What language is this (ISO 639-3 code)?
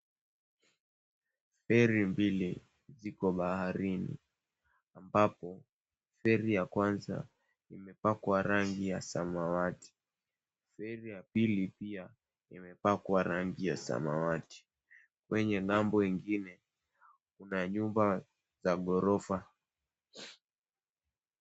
swa